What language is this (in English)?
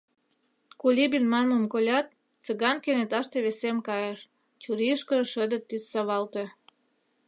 Mari